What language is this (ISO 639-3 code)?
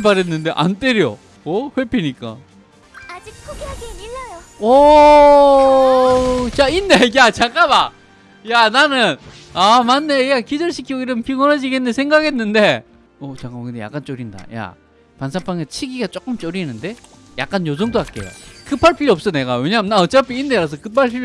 kor